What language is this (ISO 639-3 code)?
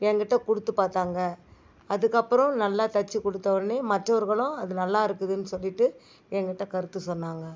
tam